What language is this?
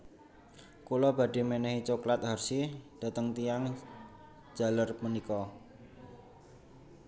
Javanese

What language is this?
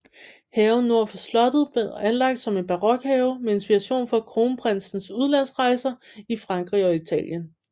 Danish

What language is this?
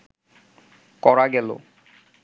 Bangla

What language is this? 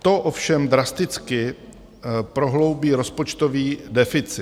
Czech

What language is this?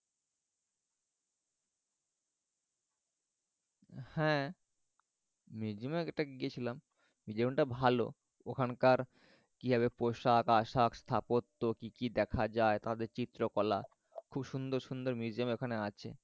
Bangla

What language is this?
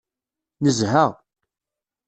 Kabyle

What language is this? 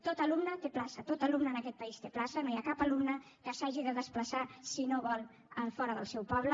Catalan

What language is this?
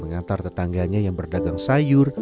Indonesian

